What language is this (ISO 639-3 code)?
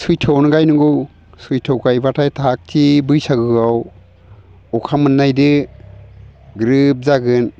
brx